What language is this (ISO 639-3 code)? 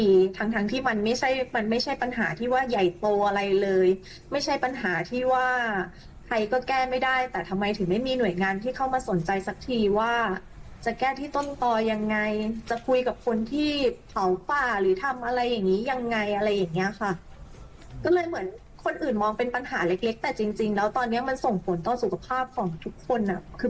tha